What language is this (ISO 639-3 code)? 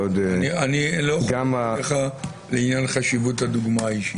heb